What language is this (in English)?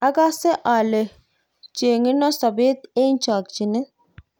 Kalenjin